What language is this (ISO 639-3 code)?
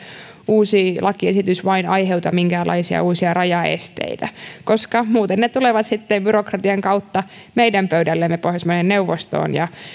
fin